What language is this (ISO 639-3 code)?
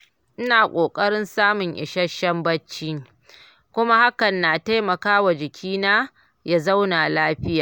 hau